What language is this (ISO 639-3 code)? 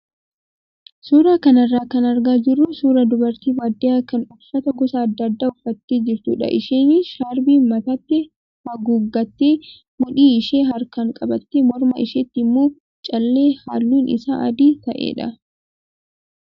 orm